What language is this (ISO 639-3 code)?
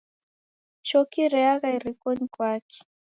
dav